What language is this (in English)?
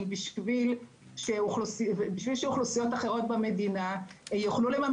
Hebrew